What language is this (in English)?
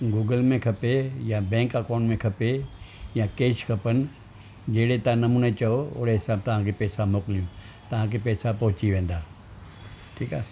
Sindhi